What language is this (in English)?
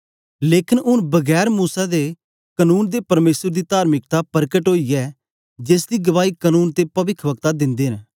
Dogri